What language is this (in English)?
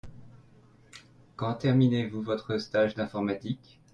French